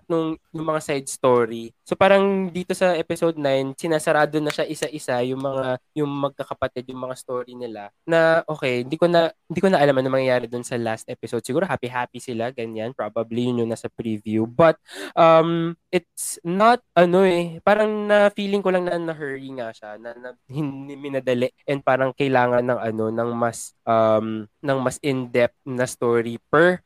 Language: Filipino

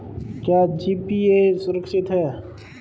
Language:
Hindi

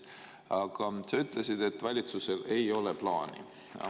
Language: Estonian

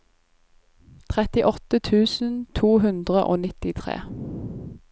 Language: Norwegian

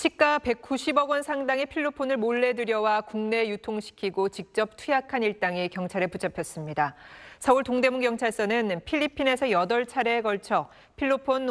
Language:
Korean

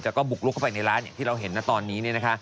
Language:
Thai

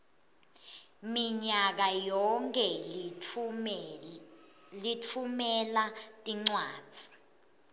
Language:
Swati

